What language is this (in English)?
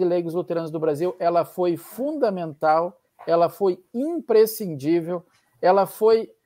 Portuguese